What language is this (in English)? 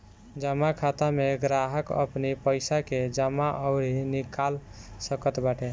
Bhojpuri